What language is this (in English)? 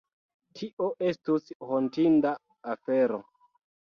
Esperanto